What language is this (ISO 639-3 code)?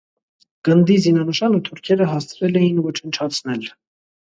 hye